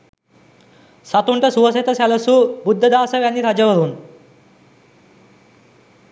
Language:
Sinhala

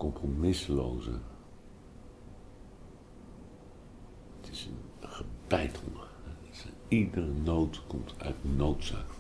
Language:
Dutch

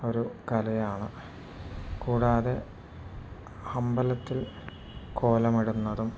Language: Malayalam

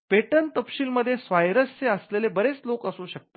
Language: Marathi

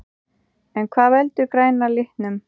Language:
Icelandic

